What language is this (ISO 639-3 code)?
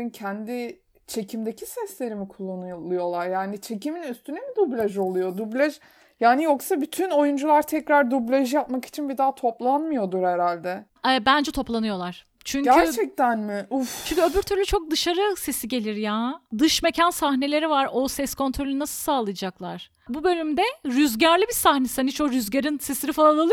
tur